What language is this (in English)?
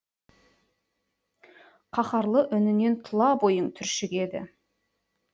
Kazakh